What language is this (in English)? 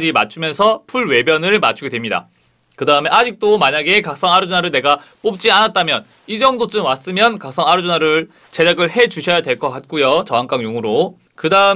Korean